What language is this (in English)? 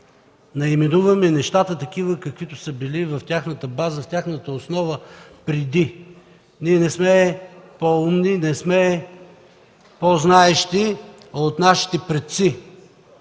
Bulgarian